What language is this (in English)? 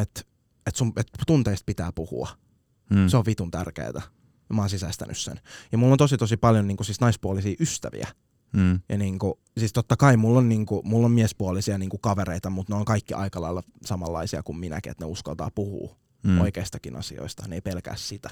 Finnish